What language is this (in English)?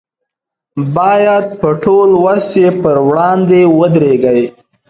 Pashto